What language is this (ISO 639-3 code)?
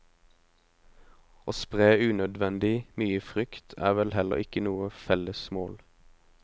nor